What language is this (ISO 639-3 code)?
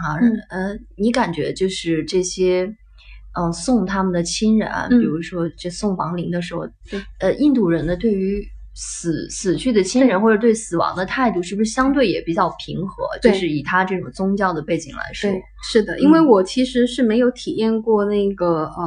zho